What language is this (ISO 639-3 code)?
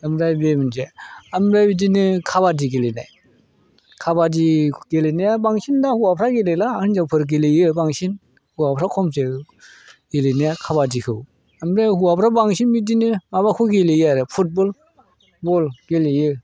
brx